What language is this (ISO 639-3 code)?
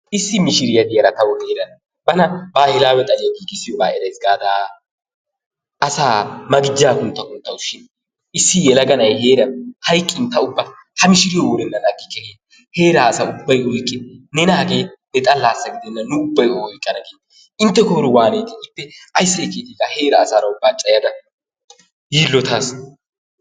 wal